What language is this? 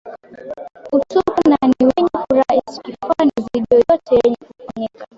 Swahili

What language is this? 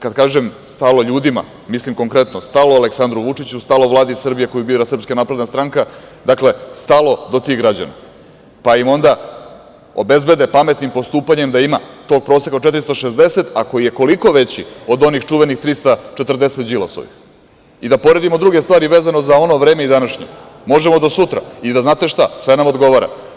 Serbian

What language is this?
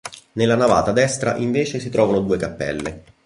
Italian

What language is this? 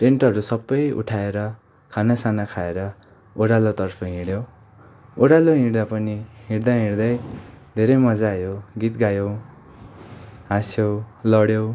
Nepali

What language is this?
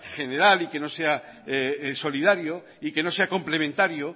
Spanish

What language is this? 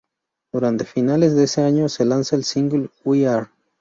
Spanish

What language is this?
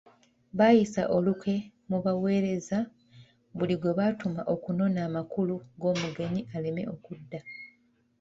Ganda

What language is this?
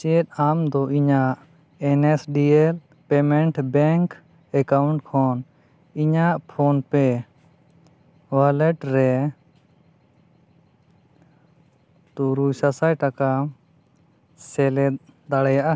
Santali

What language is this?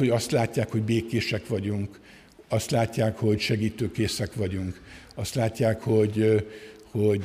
Hungarian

